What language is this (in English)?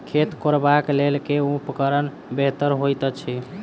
Maithili